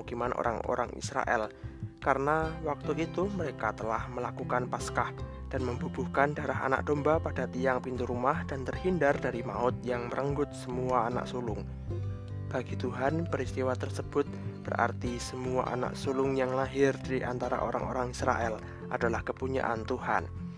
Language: Indonesian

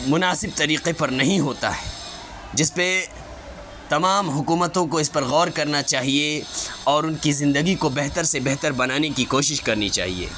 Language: Urdu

